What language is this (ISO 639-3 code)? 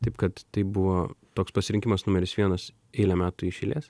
lit